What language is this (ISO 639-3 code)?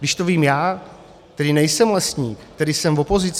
ces